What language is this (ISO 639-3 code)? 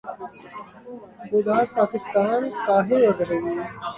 urd